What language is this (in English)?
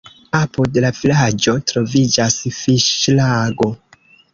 Esperanto